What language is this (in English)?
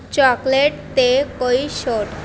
Punjabi